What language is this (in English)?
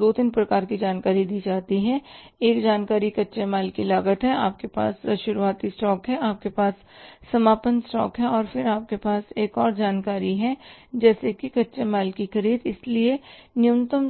Hindi